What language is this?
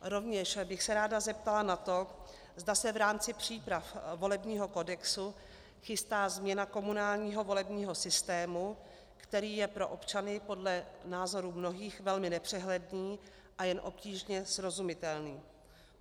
Czech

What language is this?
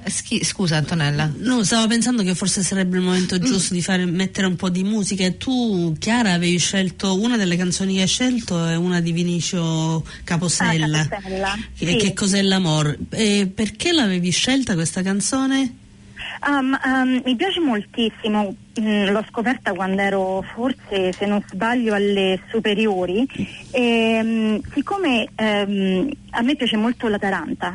Italian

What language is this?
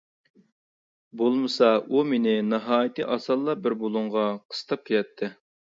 Uyghur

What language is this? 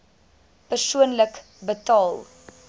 Afrikaans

